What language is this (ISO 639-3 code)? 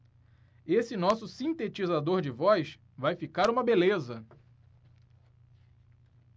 por